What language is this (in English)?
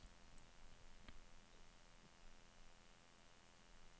Swedish